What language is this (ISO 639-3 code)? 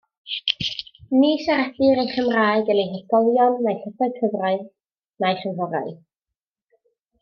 cym